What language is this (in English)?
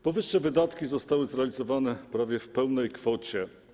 Polish